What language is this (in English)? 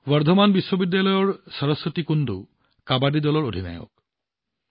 Assamese